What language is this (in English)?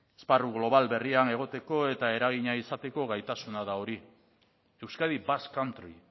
Basque